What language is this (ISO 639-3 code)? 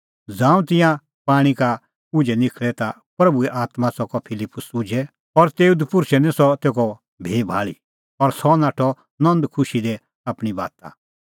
kfx